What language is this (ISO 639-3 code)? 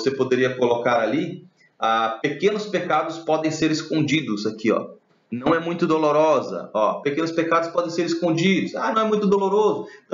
por